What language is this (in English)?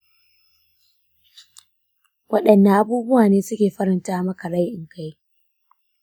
Hausa